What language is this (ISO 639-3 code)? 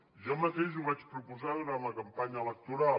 cat